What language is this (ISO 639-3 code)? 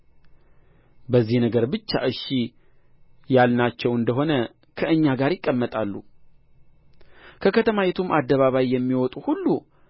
amh